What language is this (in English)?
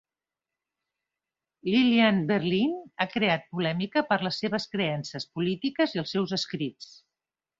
Catalan